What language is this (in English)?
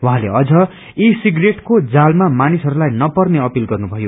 Nepali